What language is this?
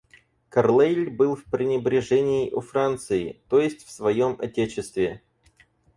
Russian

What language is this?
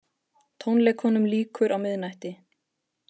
Icelandic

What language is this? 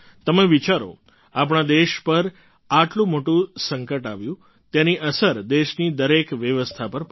Gujarati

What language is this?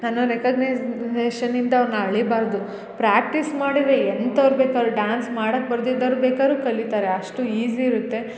Kannada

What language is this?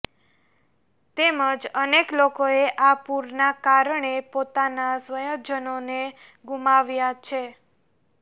Gujarati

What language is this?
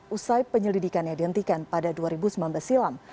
Indonesian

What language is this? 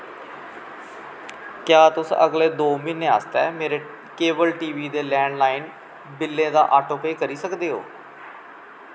Dogri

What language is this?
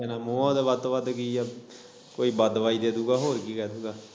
Punjabi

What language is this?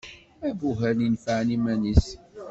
Kabyle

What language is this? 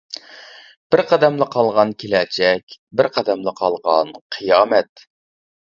Uyghur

